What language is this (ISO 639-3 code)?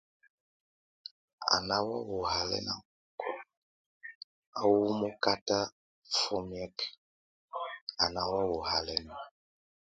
tvu